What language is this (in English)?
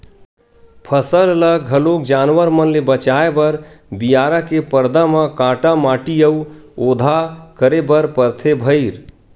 Chhattisgarhi